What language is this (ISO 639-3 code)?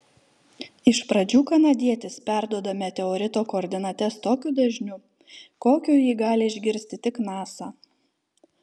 lit